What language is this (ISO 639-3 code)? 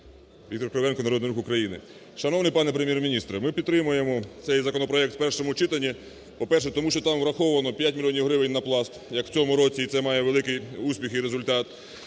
ukr